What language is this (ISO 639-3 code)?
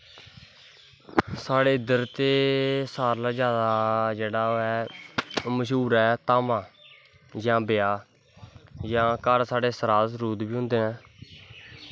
doi